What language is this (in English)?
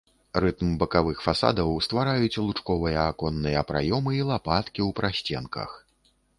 Belarusian